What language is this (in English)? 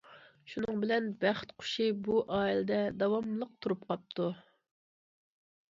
Uyghur